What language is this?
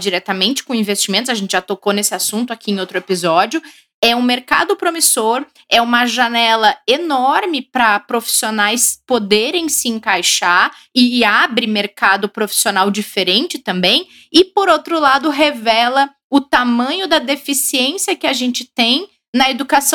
Portuguese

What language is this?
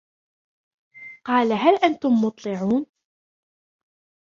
Arabic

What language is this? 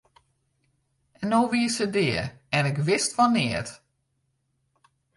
Western Frisian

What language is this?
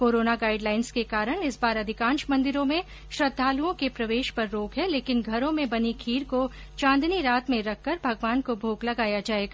Hindi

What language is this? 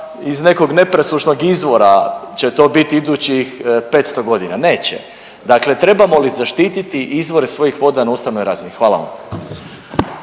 Croatian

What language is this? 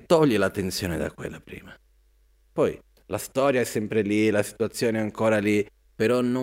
Italian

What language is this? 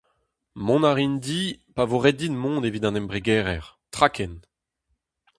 Breton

